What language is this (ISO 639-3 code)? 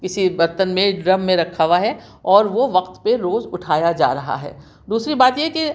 urd